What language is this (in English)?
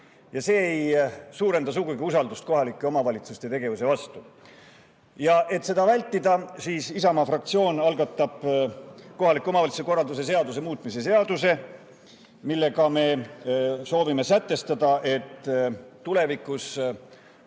Estonian